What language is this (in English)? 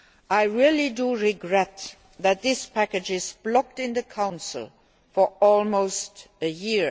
English